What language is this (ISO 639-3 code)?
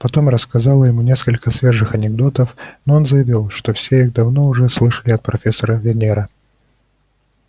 rus